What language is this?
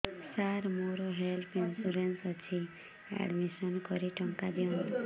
Odia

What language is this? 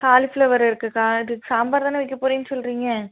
Tamil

